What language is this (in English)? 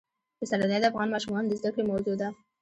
Pashto